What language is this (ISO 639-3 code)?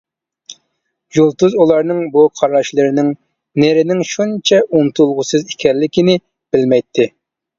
uig